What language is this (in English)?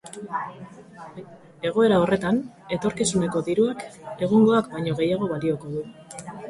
Basque